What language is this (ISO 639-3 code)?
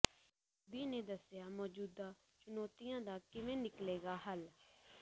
pan